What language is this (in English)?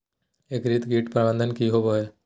Magahi